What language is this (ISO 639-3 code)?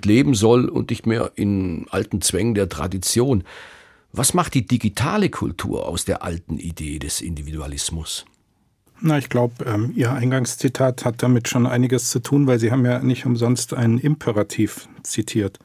deu